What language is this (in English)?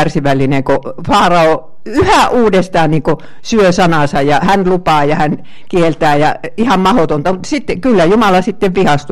Finnish